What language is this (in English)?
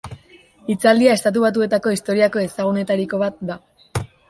Basque